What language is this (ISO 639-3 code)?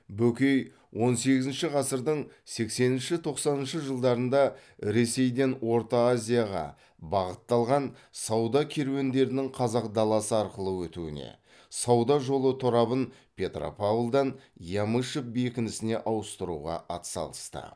kaz